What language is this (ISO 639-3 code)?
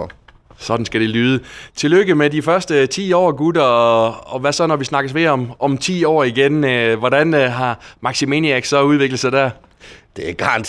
dan